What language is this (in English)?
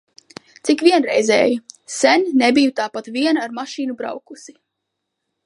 Latvian